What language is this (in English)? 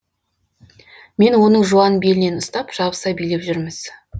Kazakh